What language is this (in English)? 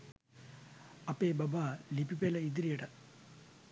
Sinhala